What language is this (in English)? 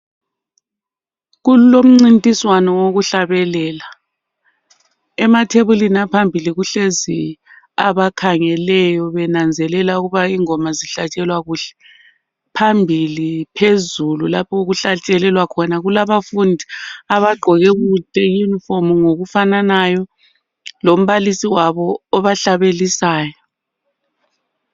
North Ndebele